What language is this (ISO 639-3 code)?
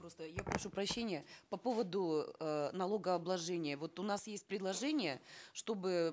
kaz